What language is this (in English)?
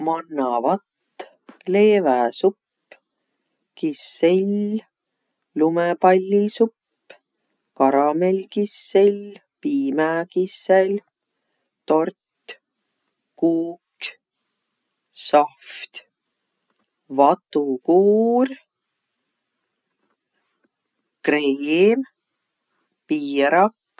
Võro